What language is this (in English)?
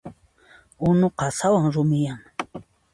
Puno Quechua